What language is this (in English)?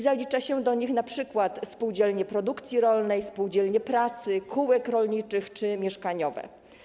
Polish